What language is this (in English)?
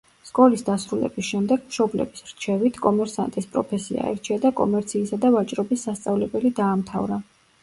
Georgian